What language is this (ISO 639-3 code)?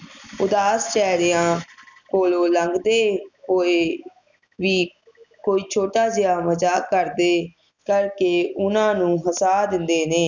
pan